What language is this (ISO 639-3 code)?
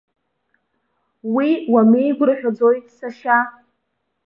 abk